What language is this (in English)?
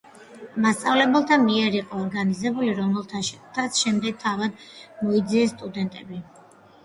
Georgian